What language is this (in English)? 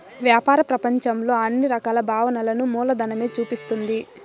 Telugu